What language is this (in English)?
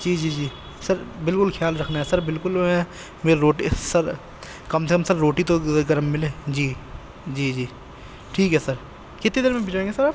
Urdu